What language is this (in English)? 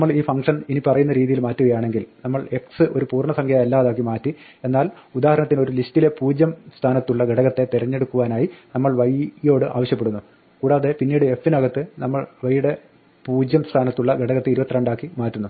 Malayalam